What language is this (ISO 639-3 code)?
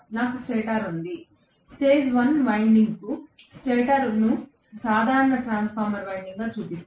tel